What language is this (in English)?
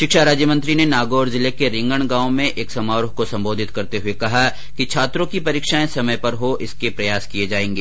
Hindi